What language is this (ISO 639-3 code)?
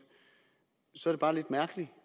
dan